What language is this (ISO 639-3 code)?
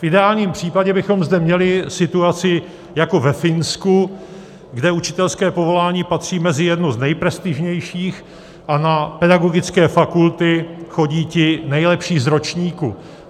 ces